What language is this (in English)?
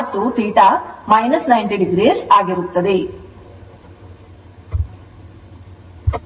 Kannada